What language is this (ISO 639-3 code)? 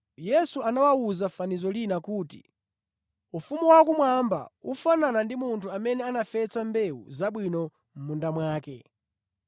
nya